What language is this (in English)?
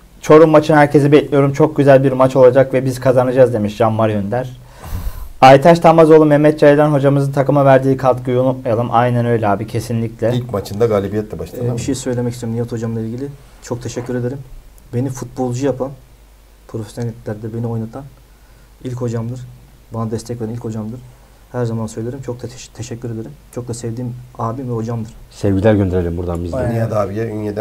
Turkish